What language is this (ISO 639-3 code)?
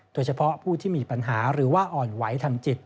tha